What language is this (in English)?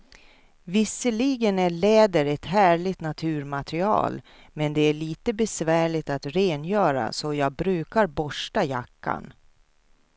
Swedish